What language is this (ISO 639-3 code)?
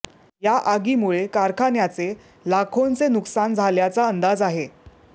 mar